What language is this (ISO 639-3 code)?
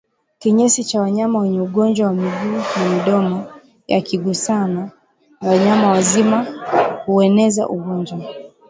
swa